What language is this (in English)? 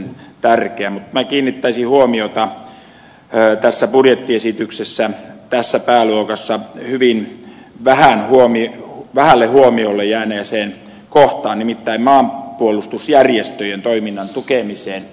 Finnish